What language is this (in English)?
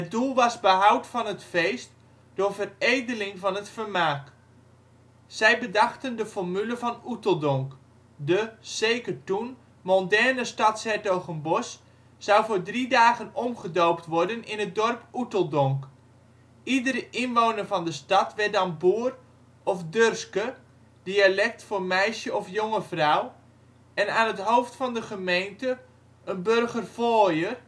Dutch